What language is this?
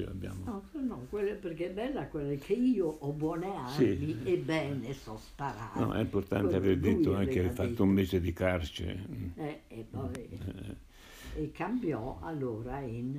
Italian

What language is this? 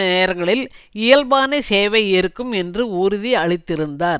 Tamil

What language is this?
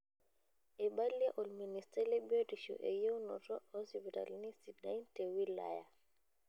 Masai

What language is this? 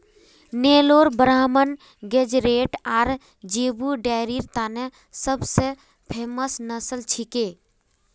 Magahi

